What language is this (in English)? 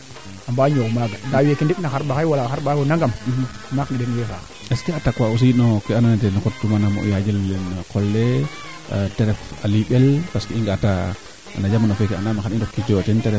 Serer